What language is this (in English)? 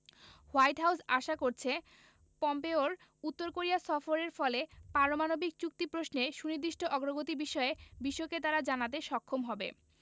Bangla